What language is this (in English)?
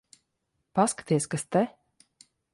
Latvian